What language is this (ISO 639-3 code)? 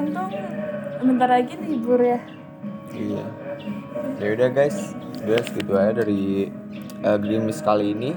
ind